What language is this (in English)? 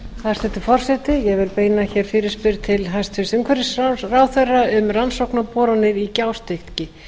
Icelandic